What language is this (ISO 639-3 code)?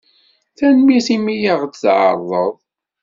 kab